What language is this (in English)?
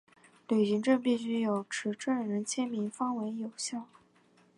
Chinese